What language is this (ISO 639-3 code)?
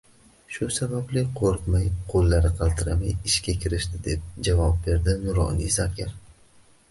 uzb